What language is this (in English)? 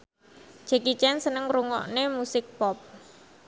Javanese